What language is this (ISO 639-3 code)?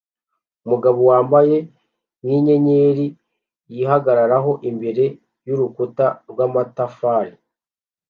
kin